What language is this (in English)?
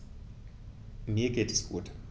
German